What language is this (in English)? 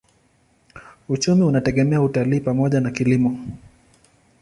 Swahili